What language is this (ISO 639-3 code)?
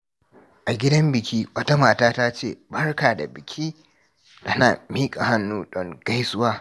hau